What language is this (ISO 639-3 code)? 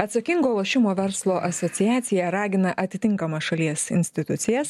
lit